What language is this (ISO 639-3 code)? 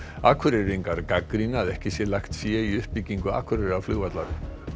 isl